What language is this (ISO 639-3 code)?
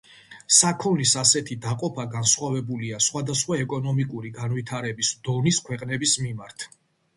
kat